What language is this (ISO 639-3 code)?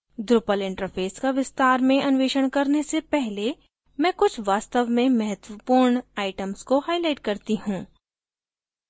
hin